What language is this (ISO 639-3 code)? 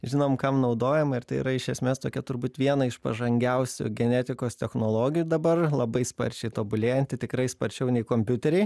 lit